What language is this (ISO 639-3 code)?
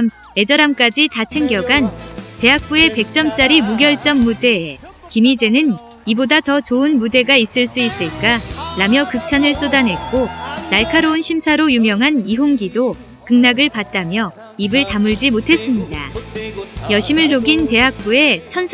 kor